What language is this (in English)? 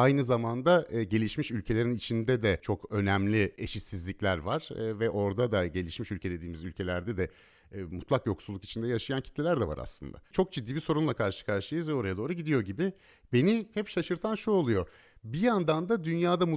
Turkish